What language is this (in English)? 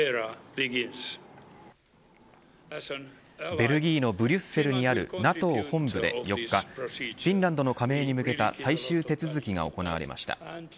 Japanese